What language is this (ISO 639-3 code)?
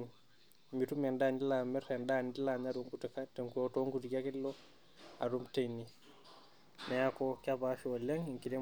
mas